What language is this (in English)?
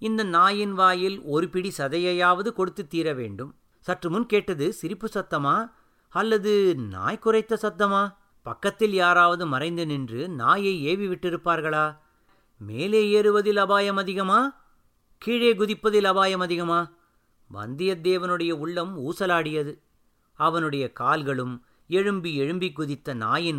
Tamil